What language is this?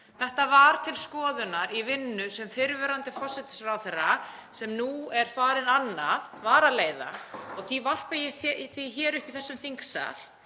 Icelandic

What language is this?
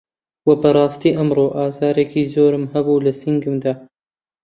Central Kurdish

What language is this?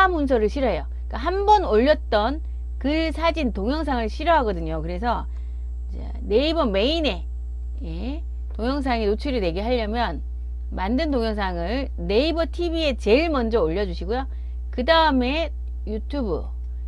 Korean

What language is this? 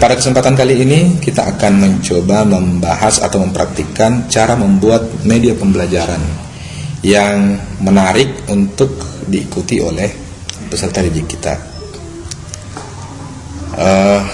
Indonesian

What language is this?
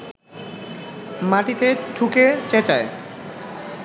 Bangla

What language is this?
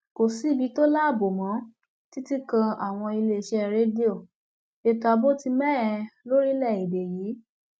Yoruba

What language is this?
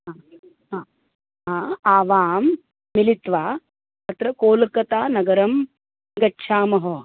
Sanskrit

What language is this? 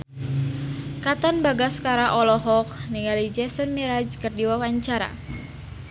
Sundanese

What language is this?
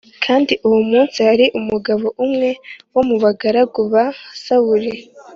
Kinyarwanda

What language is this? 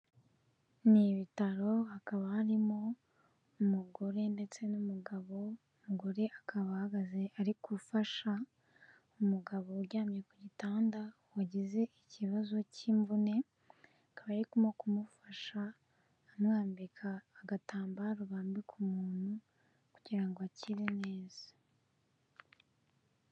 Kinyarwanda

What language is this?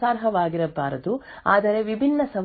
Kannada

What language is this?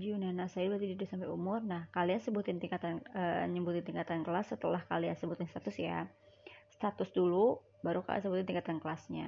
Indonesian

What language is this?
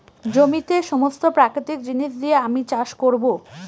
Bangla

